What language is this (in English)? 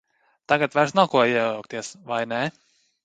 Latvian